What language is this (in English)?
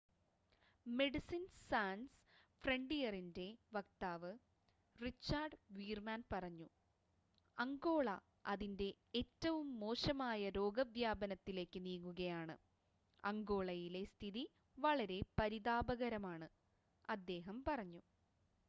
Malayalam